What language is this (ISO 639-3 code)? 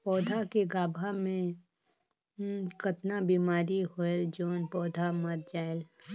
hne